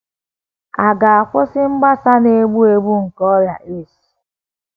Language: Igbo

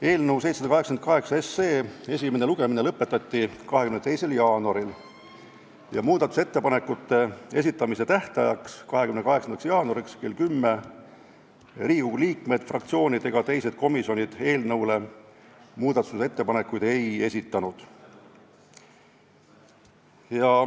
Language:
Estonian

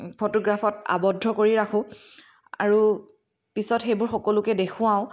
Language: Assamese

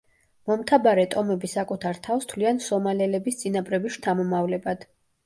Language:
Georgian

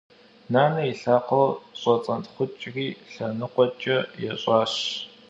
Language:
Kabardian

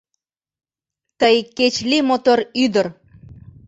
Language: Mari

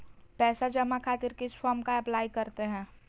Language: Magahi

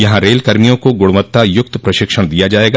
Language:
Hindi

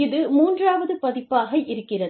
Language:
Tamil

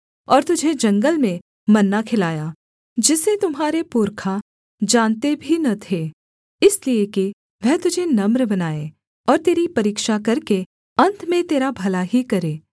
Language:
Hindi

